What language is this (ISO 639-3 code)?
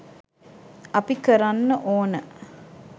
sin